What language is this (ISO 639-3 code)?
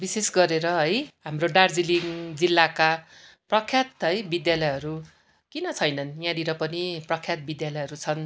nep